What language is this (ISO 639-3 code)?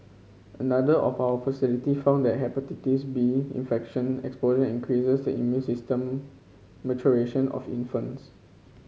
eng